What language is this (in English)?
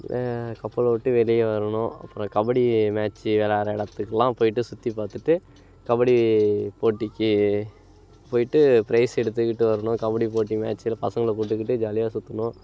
Tamil